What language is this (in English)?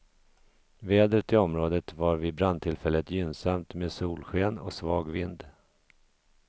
Swedish